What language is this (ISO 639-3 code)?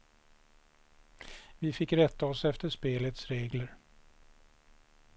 swe